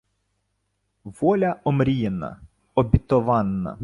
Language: Ukrainian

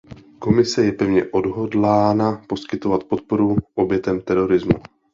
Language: Czech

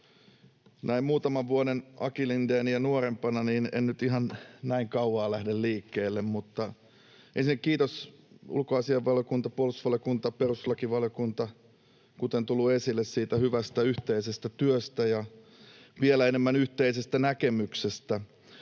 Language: Finnish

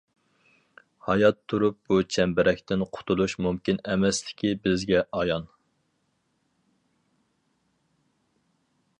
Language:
Uyghur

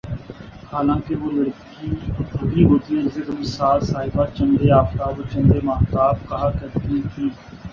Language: Urdu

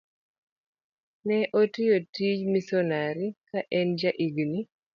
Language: Luo (Kenya and Tanzania)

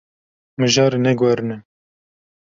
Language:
Kurdish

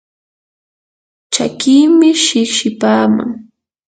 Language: Yanahuanca Pasco Quechua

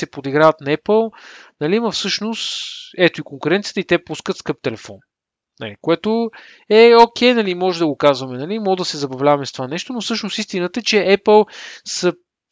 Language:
Bulgarian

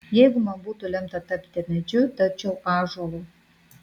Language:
Lithuanian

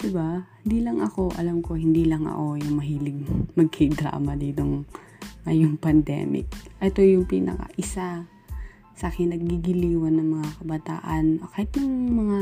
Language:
Filipino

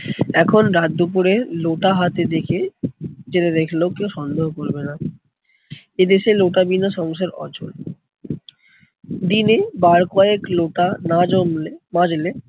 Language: Bangla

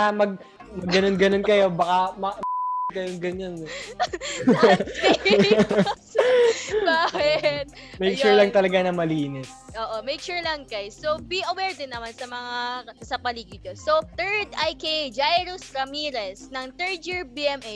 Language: Filipino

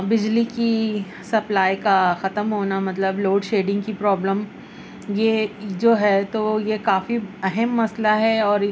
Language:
Urdu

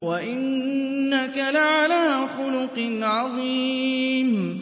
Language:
Arabic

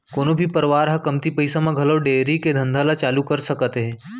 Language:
Chhattisgarhi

